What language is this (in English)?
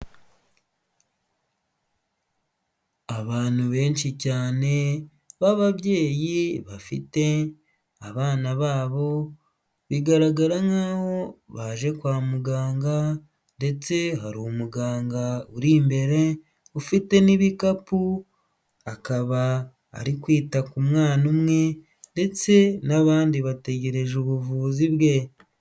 Kinyarwanda